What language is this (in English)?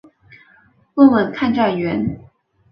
Chinese